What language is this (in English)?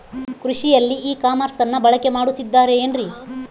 Kannada